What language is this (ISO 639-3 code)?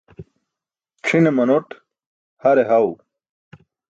bsk